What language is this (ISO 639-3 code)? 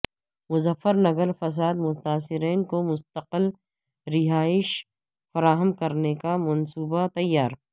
urd